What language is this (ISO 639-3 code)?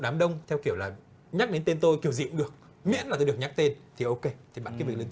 vie